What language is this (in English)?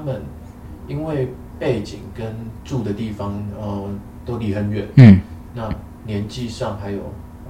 Chinese